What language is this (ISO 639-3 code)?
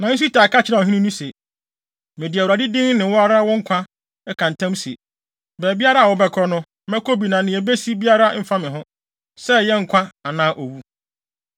aka